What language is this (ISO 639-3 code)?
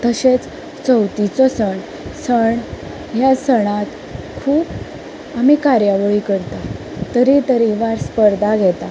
kok